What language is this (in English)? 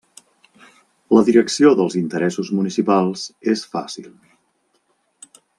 Catalan